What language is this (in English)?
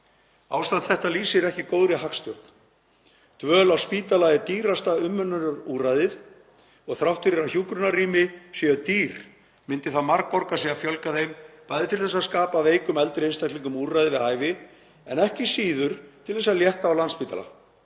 Icelandic